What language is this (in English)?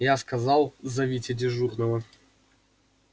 Russian